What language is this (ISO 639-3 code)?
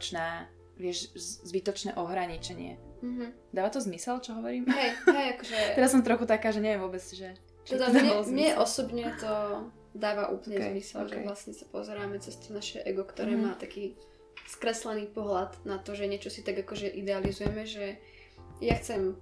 slk